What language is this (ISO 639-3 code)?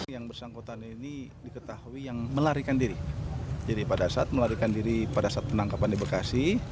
ind